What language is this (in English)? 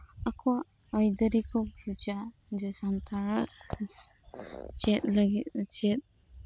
Santali